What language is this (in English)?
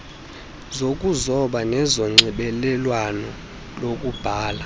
Xhosa